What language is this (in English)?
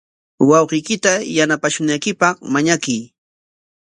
Corongo Ancash Quechua